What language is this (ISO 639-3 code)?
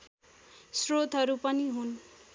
nep